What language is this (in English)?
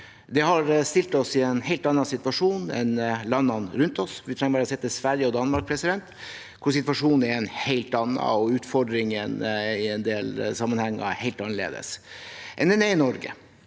Norwegian